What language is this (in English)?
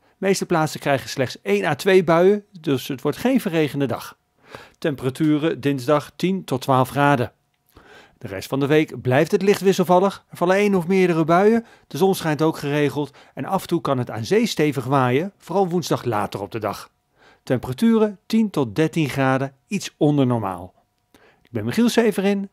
Dutch